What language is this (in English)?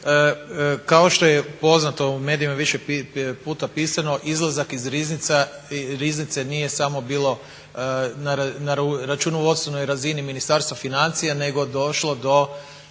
Croatian